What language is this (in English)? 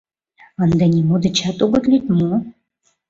Mari